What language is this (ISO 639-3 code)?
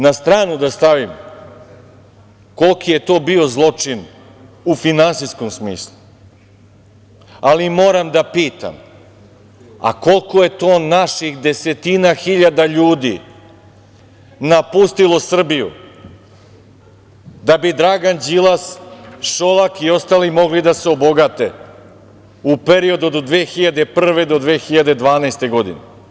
srp